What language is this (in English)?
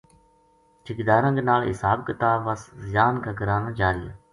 Gujari